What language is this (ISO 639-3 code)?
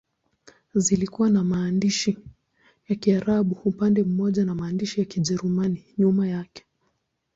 swa